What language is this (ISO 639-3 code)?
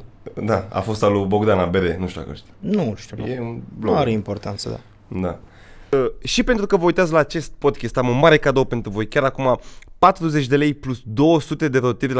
ron